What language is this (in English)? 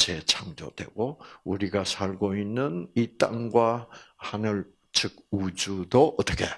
Korean